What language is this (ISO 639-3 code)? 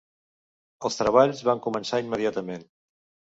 cat